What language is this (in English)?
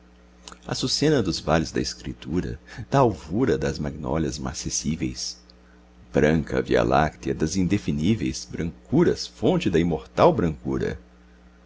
Portuguese